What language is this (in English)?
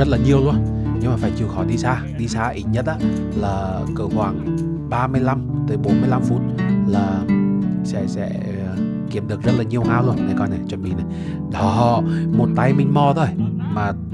Vietnamese